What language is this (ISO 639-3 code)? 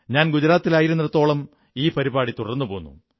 mal